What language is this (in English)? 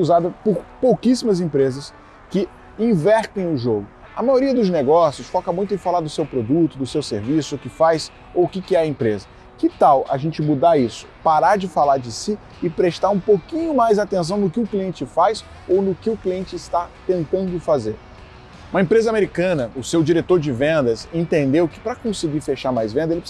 Portuguese